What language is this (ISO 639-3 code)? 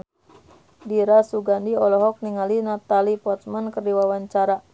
sun